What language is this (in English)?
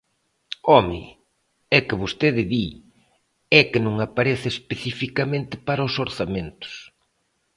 Galician